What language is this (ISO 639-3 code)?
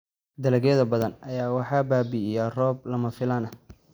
som